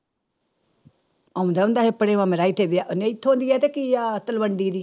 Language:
Punjabi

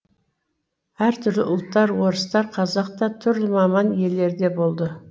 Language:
Kazakh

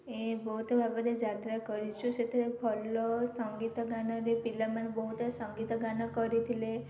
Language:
Odia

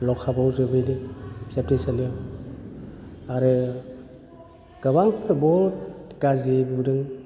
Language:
Bodo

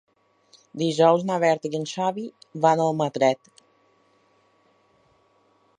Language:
Catalan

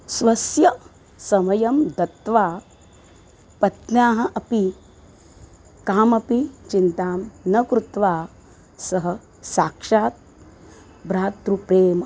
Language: Sanskrit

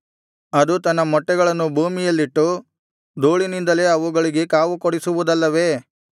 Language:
Kannada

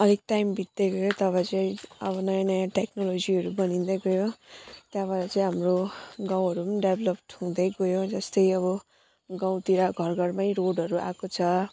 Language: Nepali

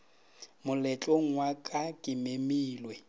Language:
Northern Sotho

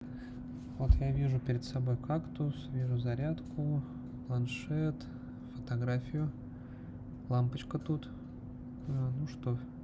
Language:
Russian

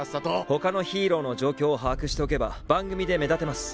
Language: Japanese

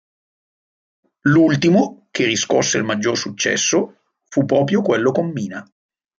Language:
Italian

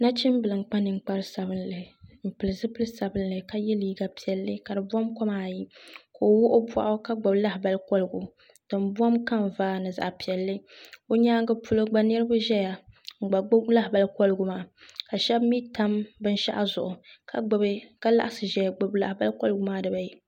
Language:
Dagbani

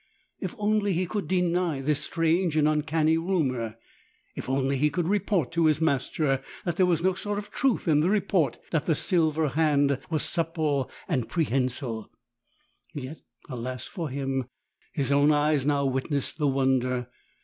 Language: English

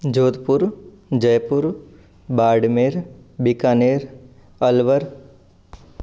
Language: Sanskrit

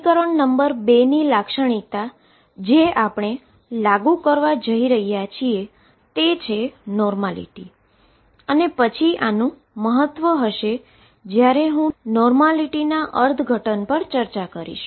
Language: Gujarati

